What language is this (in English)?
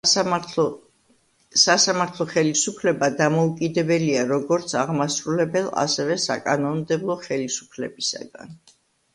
Georgian